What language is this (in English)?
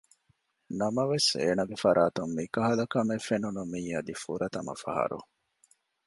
Divehi